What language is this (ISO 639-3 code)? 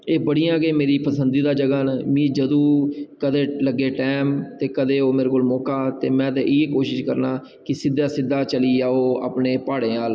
doi